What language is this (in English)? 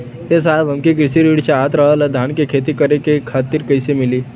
Bhojpuri